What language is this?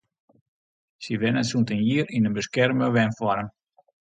Western Frisian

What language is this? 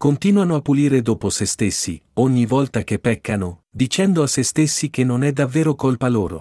Italian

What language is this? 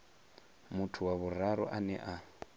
Venda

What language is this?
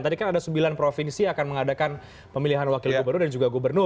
Indonesian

